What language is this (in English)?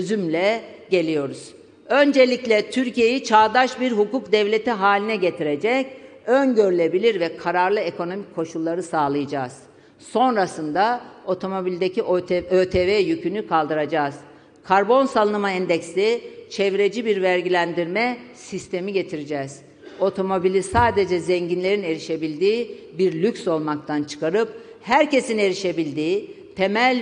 Turkish